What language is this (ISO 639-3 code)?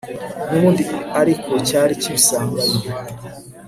kin